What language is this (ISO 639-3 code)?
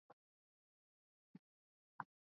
swa